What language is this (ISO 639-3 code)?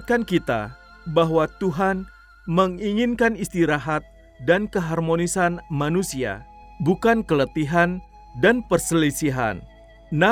ind